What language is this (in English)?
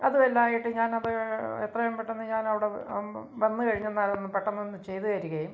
Malayalam